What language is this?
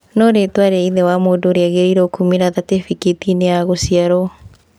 Kikuyu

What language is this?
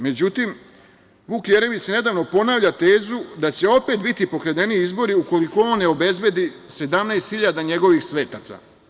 Serbian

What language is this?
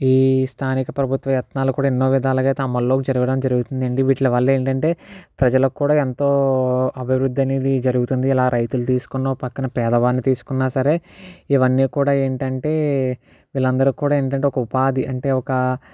Telugu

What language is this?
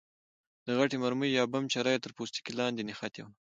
Pashto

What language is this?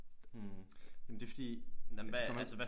Danish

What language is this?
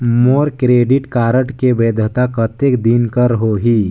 Chhattisgarhi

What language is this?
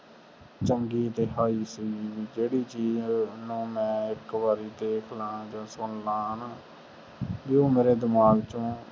Punjabi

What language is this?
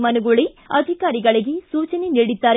Kannada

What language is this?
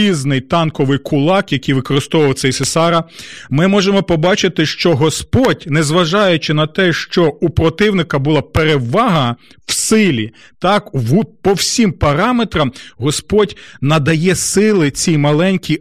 Ukrainian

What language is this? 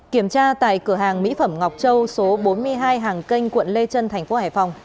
Vietnamese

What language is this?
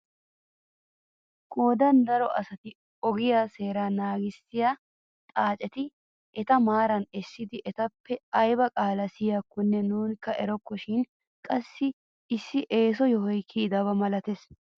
Wolaytta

